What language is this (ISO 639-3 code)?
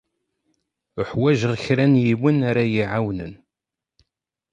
kab